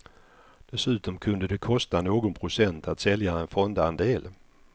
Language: Swedish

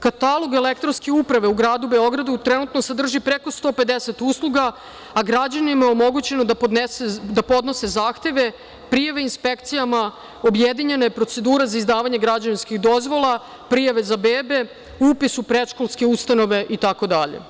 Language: Serbian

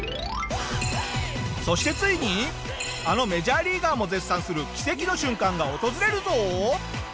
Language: Japanese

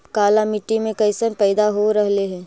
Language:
Magahi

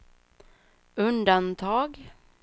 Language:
Swedish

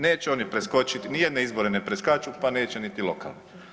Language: Croatian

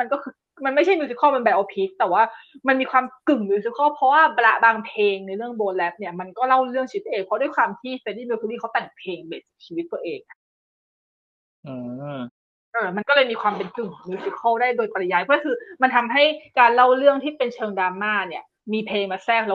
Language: Thai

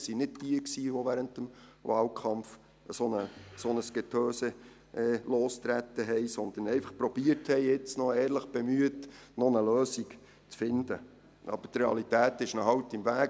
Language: Swiss German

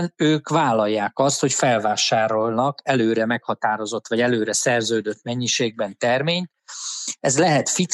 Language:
Hungarian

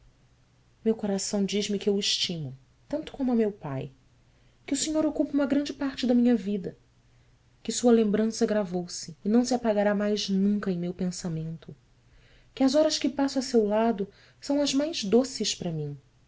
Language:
Portuguese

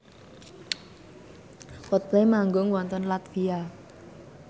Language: Javanese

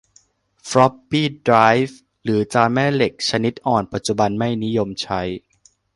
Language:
Thai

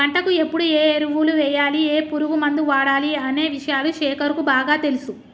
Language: Telugu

